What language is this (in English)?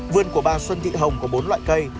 Vietnamese